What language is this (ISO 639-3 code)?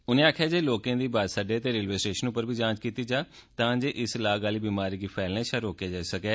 doi